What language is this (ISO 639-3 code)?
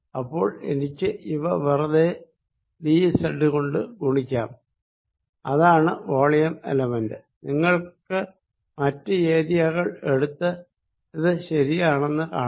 mal